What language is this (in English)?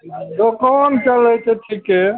Maithili